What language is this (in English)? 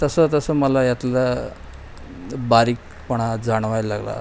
Marathi